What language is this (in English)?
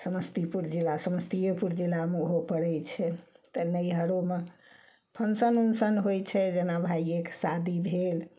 Maithili